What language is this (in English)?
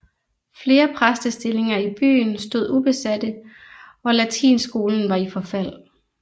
Danish